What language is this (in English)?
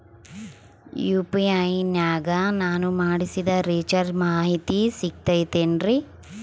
Kannada